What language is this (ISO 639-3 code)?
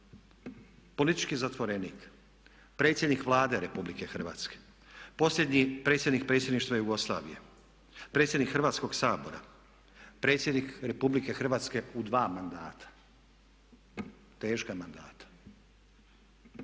hrv